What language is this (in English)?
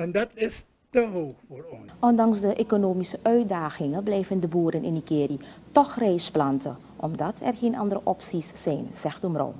Dutch